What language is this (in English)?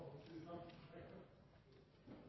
Norwegian Nynorsk